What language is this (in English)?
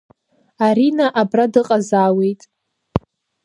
Abkhazian